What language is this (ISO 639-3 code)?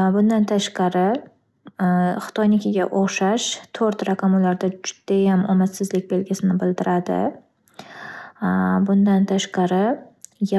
uzb